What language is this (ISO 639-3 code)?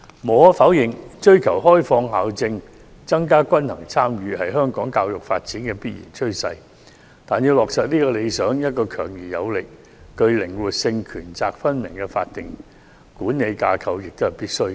yue